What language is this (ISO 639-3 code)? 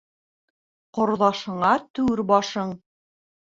bak